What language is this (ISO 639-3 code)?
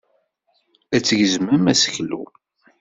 kab